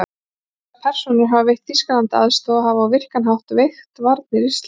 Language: Icelandic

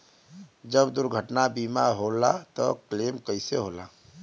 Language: Bhojpuri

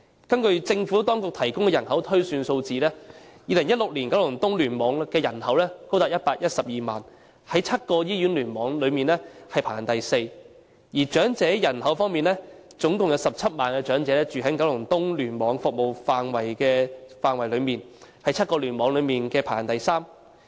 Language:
Cantonese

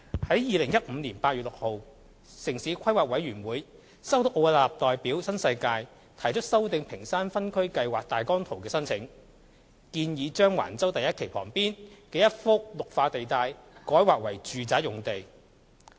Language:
Cantonese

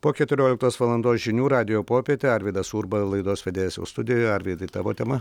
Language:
Lithuanian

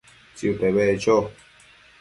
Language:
Matsés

